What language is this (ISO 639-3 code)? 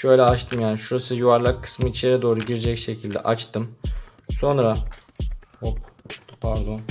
tur